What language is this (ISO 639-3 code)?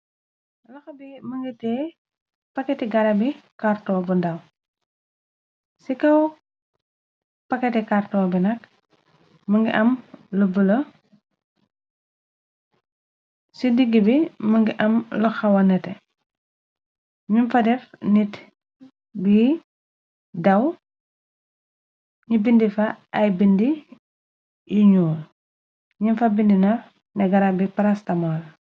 wol